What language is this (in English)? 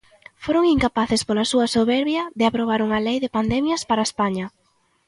Galician